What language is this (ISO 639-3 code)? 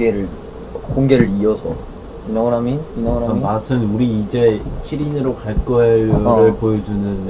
kor